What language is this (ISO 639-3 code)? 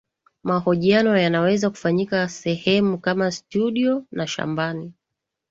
swa